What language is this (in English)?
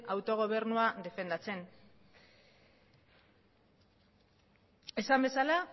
Basque